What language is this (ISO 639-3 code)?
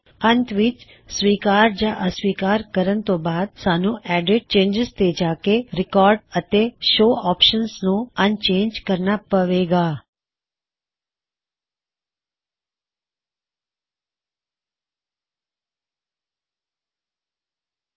pan